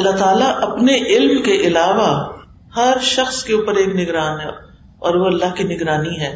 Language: Urdu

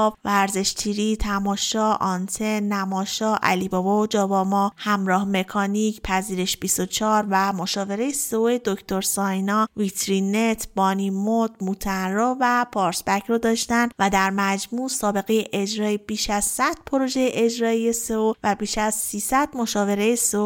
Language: Persian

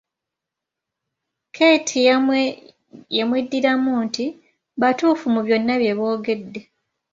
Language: Ganda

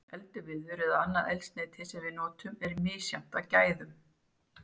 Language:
Icelandic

